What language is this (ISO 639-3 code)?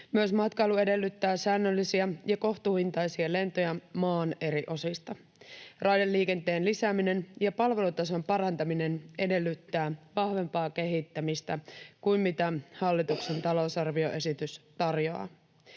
fin